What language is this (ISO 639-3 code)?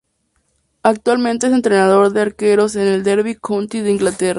spa